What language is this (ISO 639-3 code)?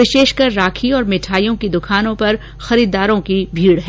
hin